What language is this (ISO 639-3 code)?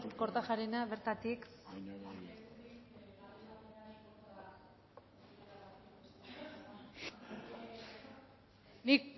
eus